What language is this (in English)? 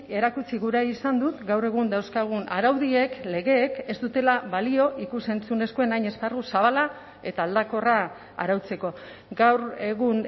Basque